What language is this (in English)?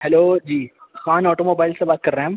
Urdu